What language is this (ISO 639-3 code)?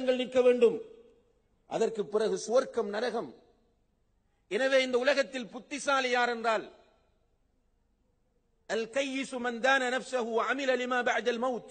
ara